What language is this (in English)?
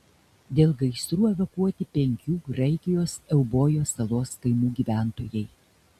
Lithuanian